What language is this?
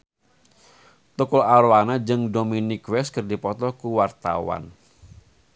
Sundanese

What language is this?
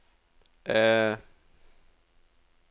Norwegian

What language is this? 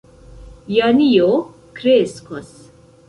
Esperanto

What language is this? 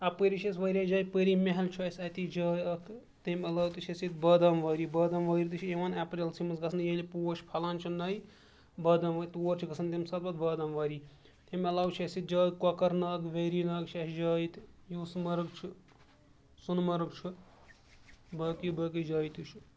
Kashmiri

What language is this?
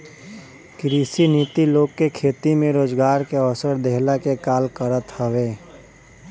Bhojpuri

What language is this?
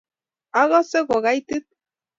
Kalenjin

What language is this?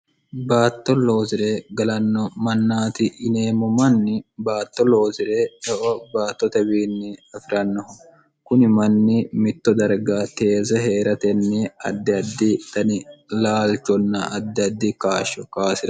Sidamo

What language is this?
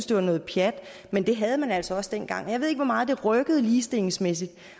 Danish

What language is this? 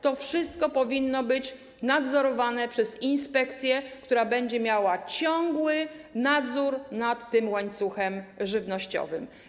Polish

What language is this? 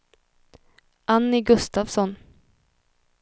Swedish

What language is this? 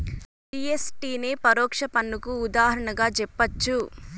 Telugu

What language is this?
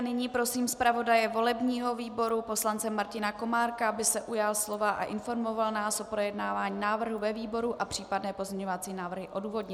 Czech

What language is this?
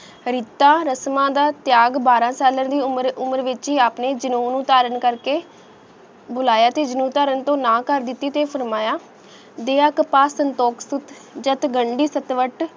Punjabi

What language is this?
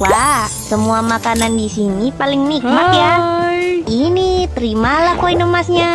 Indonesian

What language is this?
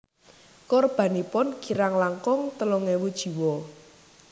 Javanese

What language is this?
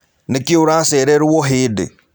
Kikuyu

